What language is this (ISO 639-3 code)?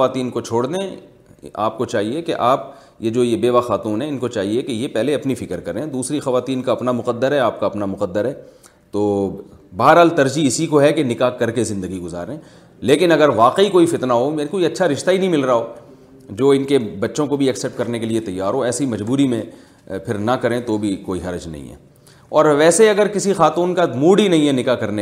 urd